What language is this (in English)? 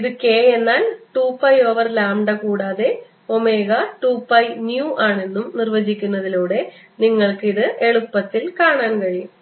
Malayalam